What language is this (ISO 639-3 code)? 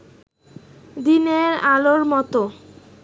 ben